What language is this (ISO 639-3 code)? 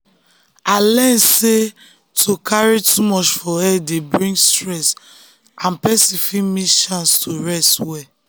pcm